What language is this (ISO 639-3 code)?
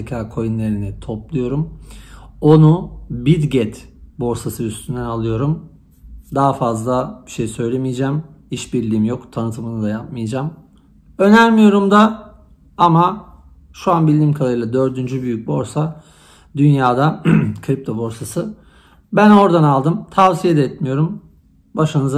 tur